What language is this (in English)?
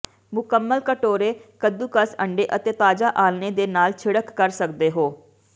Punjabi